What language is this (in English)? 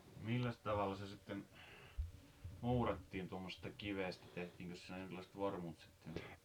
Finnish